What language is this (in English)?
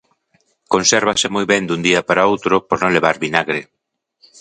Galician